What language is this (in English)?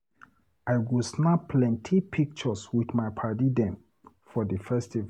Nigerian Pidgin